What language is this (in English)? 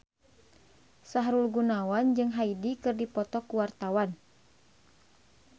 Sundanese